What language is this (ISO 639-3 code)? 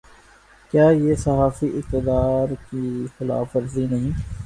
urd